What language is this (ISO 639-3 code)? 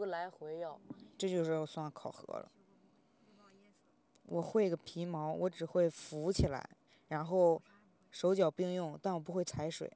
zho